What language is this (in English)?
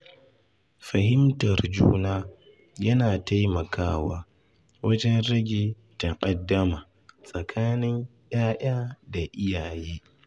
Hausa